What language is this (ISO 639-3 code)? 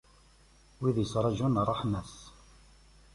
kab